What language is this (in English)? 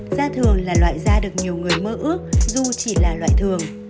Vietnamese